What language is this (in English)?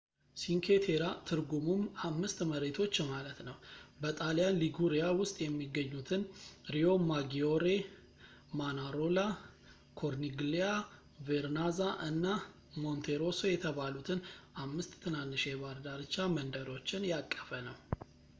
Amharic